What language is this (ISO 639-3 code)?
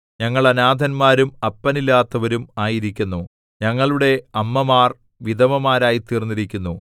mal